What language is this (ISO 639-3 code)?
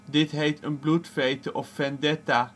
nld